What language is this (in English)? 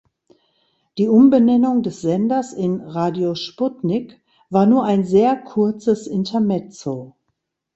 German